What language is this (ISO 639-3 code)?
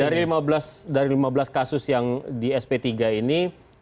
ind